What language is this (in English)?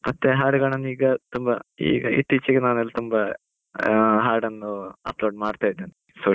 Kannada